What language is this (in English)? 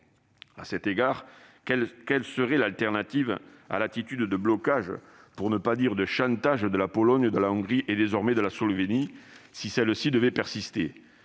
French